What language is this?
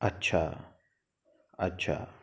Hindi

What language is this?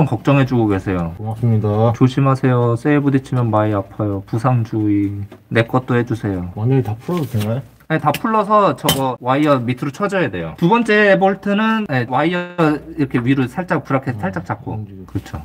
Korean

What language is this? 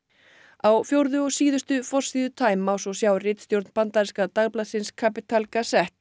Icelandic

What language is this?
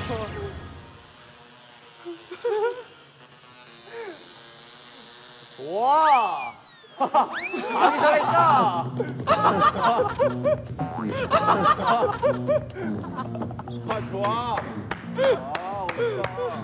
Korean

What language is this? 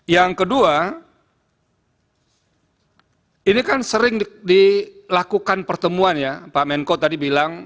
Indonesian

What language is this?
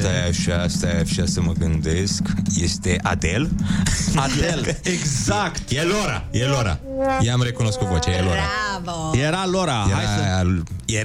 Romanian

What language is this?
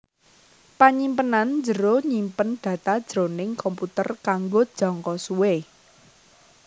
Javanese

